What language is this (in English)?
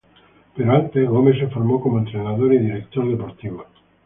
Spanish